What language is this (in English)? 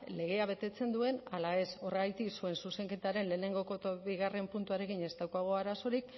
Basque